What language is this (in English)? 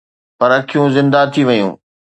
Sindhi